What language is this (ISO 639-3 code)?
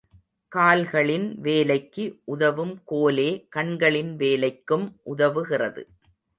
tam